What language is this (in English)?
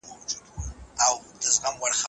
Pashto